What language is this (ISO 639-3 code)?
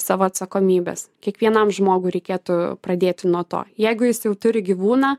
lit